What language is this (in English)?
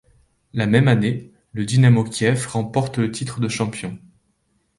French